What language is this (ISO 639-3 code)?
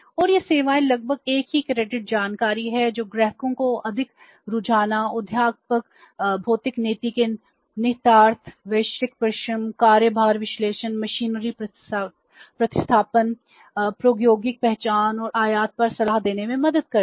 hin